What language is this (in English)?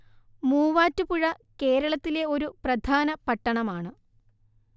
Malayalam